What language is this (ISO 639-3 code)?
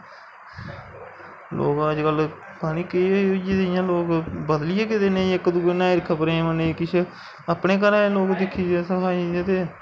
doi